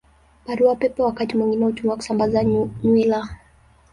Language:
Swahili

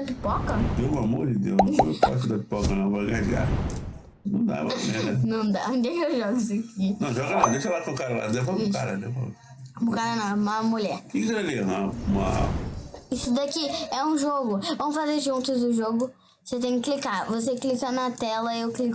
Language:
Portuguese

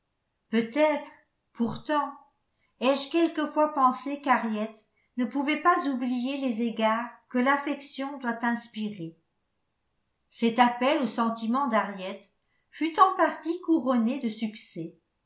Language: French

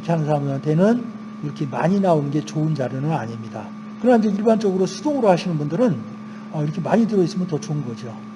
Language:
Korean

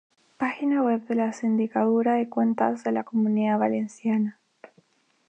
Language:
Spanish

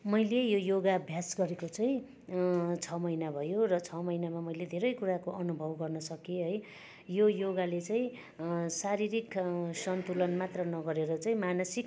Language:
Nepali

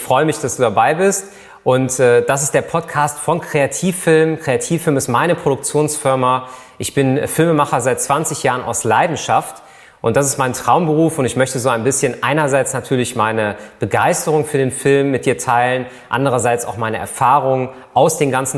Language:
German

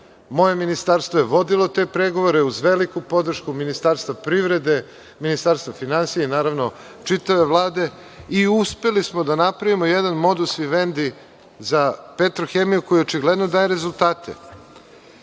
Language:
Serbian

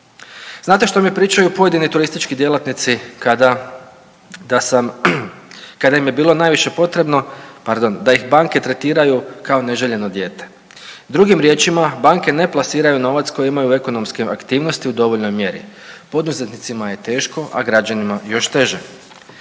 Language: Croatian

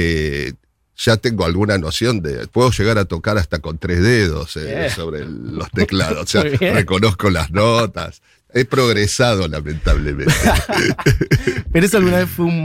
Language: Spanish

